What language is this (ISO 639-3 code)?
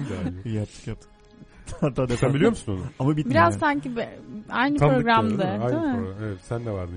tur